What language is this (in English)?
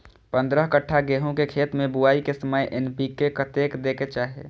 Maithili